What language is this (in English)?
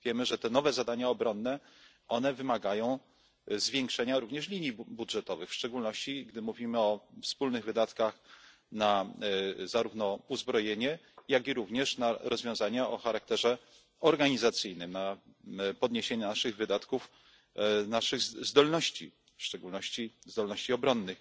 Polish